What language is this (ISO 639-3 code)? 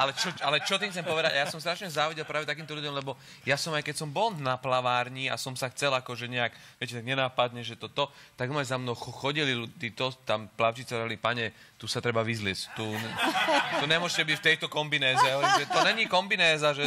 slk